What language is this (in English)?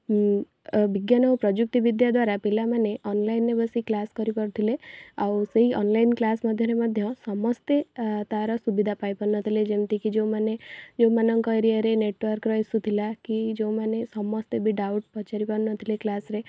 Odia